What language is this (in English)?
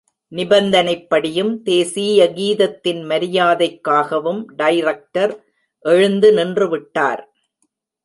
Tamil